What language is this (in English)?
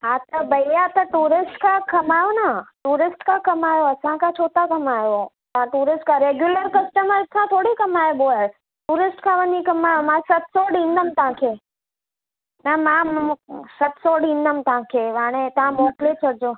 Sindhi